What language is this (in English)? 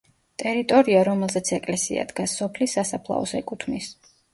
Georgian